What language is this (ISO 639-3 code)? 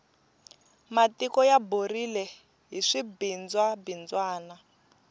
tso